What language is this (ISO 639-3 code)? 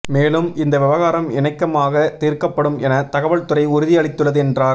tam